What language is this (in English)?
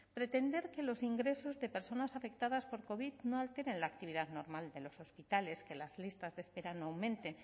Spanish